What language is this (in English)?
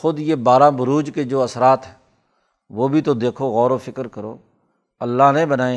Urdu